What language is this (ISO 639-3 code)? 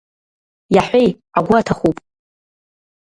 abk